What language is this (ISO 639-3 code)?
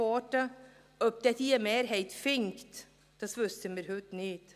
gsw